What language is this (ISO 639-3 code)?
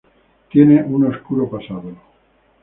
spa